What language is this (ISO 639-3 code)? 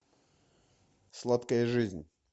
rus